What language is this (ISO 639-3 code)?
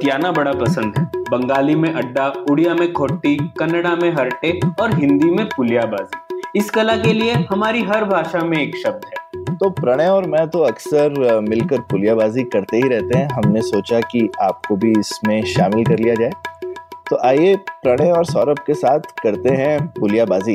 hin